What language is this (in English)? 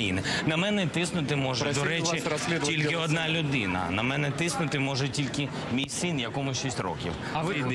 Russian